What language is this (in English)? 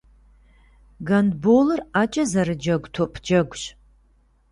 Kabardian